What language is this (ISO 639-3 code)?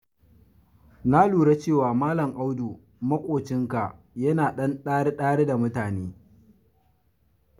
hau